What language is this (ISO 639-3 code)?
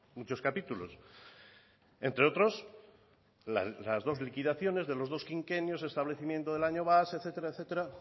spa